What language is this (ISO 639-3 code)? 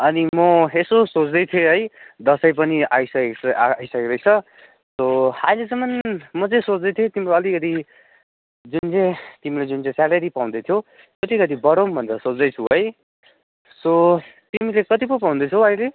nep